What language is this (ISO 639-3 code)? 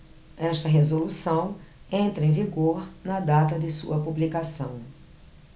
por